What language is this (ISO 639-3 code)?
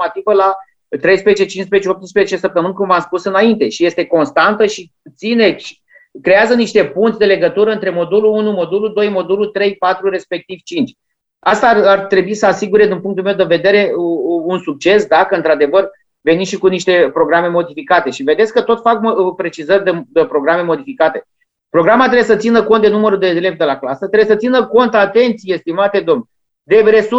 ron